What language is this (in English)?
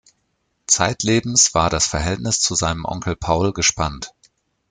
German